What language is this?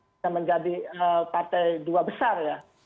Indonesian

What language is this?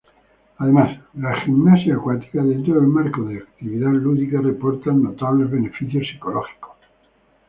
Spanish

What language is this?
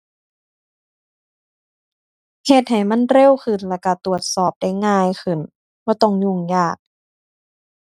Thai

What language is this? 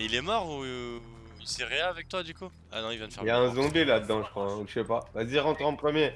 French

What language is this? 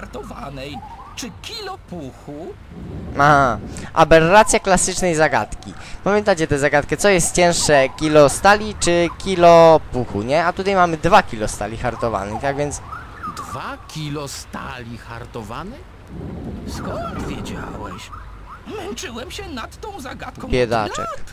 Polish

